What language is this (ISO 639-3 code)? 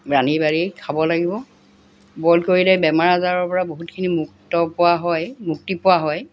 asm